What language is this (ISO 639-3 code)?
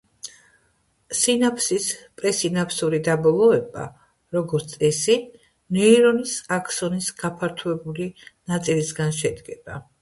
kat